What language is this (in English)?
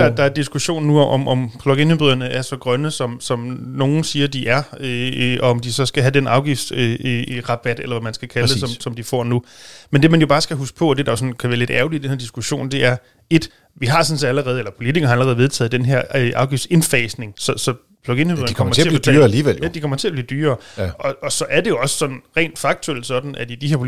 Danish